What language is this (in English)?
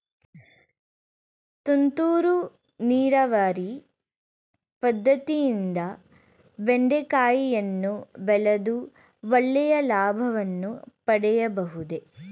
Kannada